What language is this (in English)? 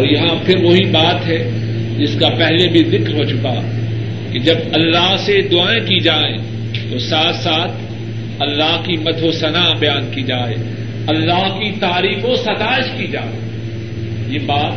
Urdu